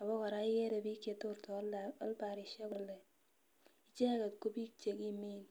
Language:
Kalenjin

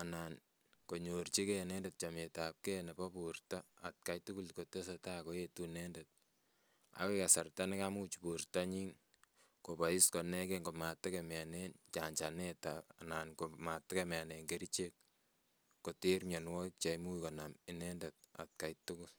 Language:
Kalenjin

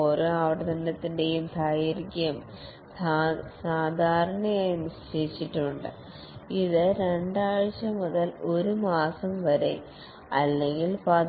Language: Malayalam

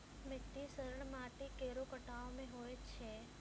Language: Maithili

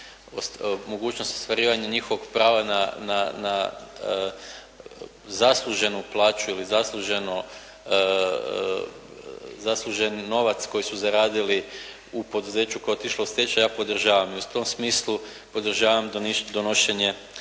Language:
Croatian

